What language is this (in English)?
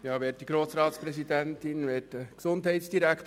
Swiss German